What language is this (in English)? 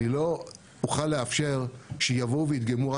Hebrew